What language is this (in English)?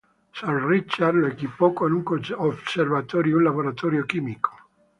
Spanish